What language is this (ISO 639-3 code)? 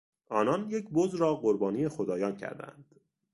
fas